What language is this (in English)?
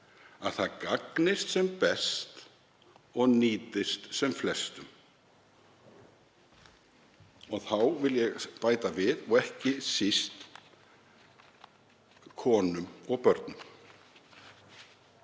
Icelandic